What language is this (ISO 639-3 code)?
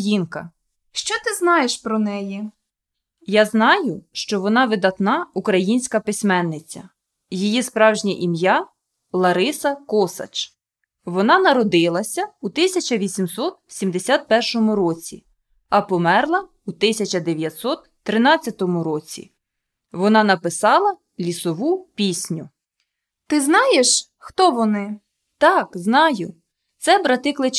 ukr